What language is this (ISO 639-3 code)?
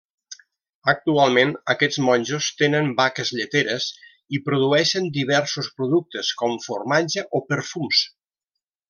cat